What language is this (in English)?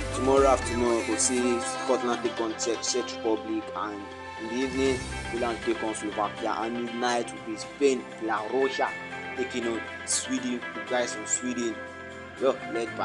English